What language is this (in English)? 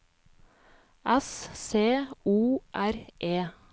Norwegian